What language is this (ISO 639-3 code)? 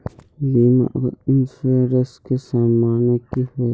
mag